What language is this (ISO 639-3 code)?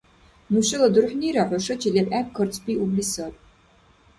dar